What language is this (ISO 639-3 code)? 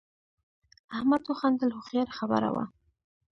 pus